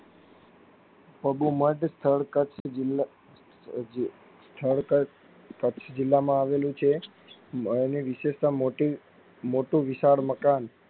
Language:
Gujarati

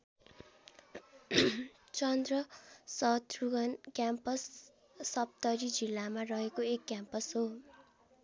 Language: Nepali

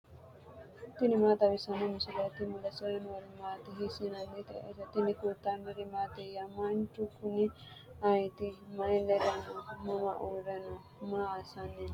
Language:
Sidamo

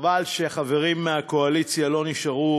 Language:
Hebrew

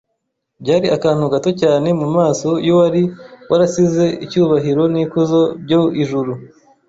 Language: Kinyarwanda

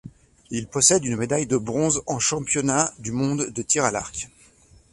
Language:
French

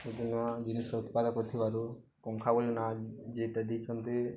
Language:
Odia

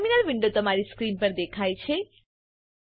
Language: Gujarati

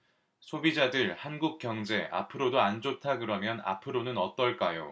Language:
Korean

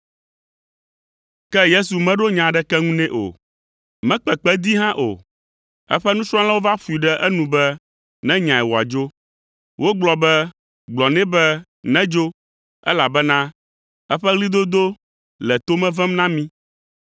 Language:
Ewe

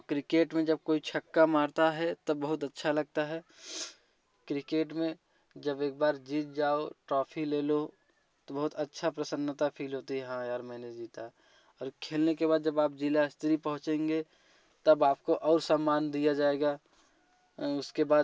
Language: Hindi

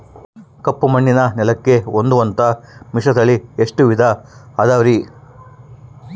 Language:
Kannada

